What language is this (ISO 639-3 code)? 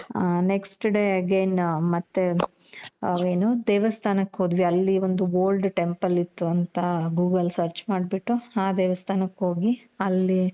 kan